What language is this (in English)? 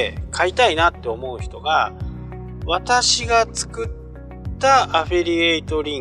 Japanese